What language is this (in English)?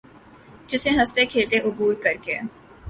Urdu